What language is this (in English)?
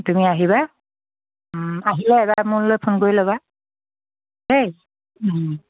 Assamese